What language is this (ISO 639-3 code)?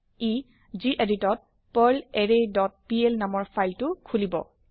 asm